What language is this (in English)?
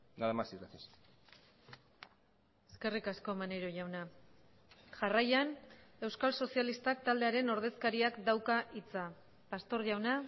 Basque